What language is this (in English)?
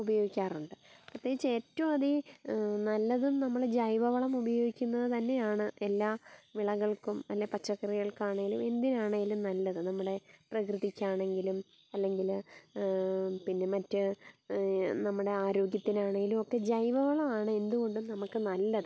Malayalam